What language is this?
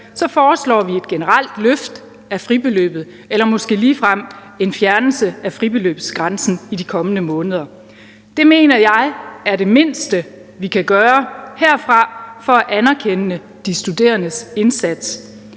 Danish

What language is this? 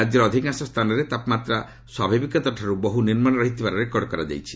Odia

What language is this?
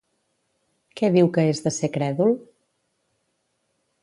Catalan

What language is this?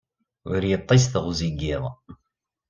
Kabyle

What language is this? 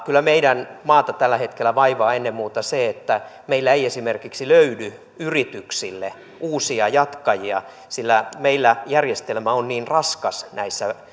Finnish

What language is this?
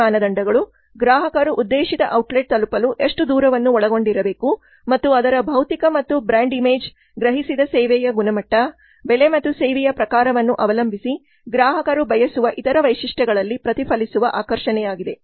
Kannada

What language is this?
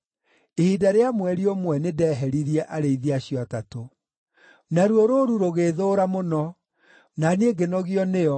Kikuyu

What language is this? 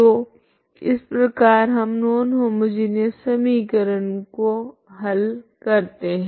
Hindi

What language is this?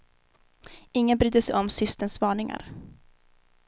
Swedish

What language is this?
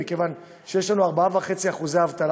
Hebrew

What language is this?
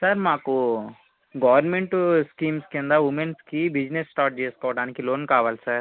Telugu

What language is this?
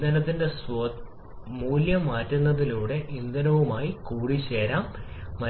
Malayalam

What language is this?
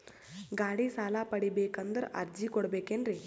Kannada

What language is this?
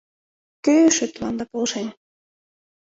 Mari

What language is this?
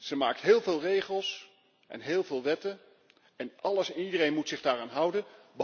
Dutch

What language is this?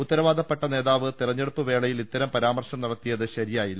Malayalam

